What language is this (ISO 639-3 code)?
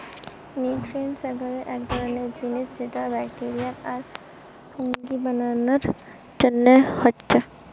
ben